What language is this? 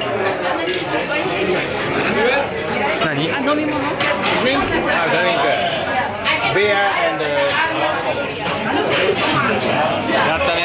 Japanese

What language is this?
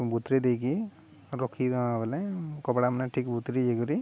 Odia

